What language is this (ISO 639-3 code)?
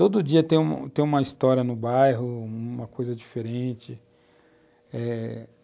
por